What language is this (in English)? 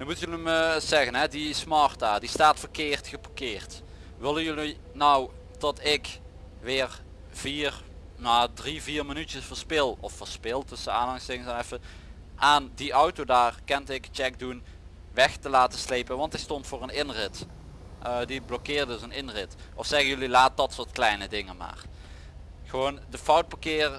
Dutch